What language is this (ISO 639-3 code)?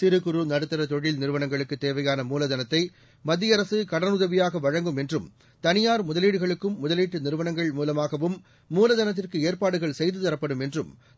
tam